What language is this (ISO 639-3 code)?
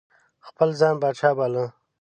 pus